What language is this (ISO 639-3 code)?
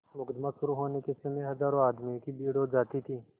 hin